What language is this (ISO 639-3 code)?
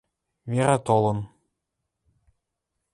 mrj